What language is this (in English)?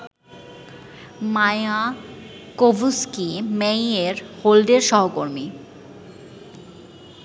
Bangla